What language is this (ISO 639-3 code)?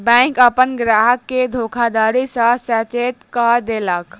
mai